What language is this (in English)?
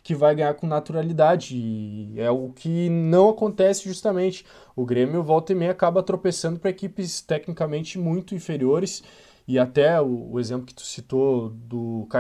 Portuguese